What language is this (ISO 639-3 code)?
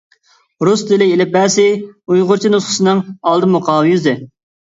uig